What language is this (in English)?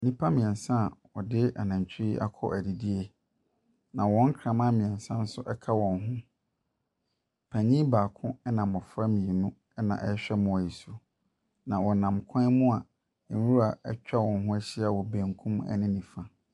Akan